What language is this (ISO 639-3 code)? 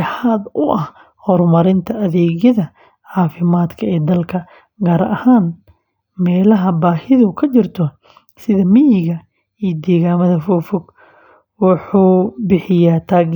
som